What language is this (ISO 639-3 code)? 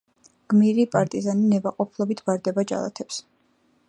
kat